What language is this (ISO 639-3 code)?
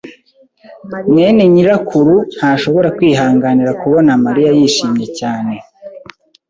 kin